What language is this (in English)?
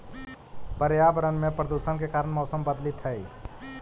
Magahi